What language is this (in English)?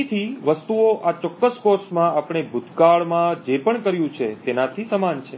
Gujarati